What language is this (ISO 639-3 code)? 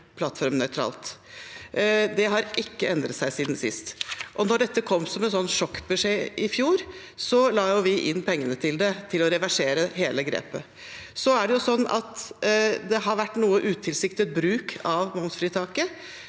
nor